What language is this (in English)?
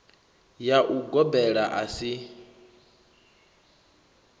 Venda